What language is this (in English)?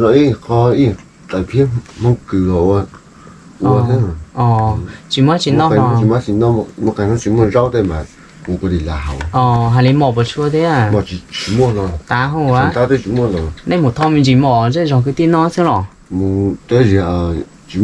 Vietnamese